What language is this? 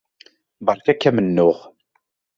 Kabyle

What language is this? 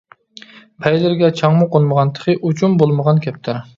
Uyghur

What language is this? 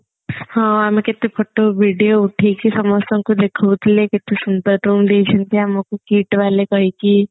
Odia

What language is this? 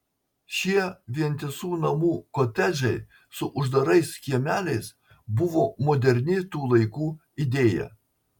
Lithuanian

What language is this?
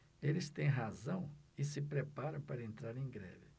Portuguese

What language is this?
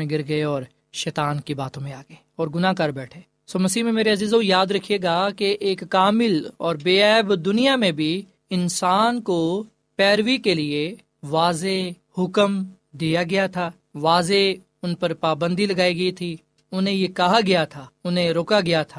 Urdu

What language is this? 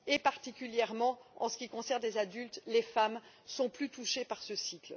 French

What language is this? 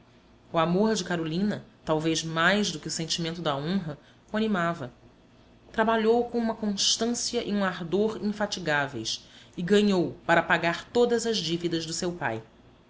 Portuguese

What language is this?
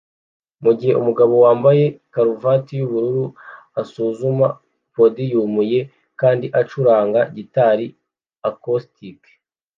Kinyarwanda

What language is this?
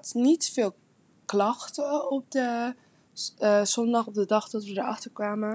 Dutch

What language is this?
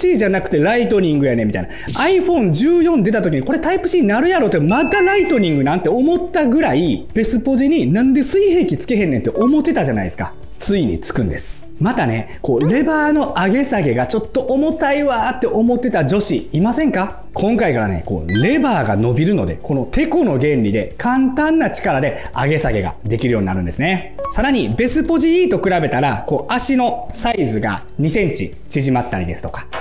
Japanese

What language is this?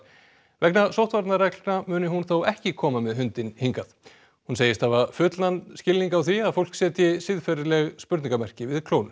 Icelandic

